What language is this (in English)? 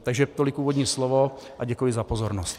Czech